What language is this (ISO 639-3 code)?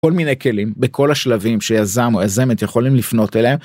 heb